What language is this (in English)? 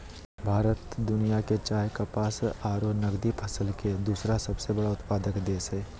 Magahi